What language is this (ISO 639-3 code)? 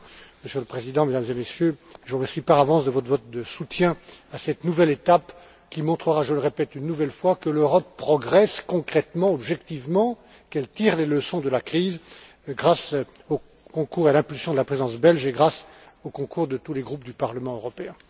fra